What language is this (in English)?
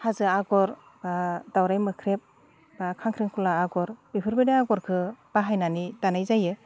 Bodo